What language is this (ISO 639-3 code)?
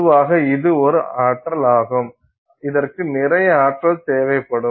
tam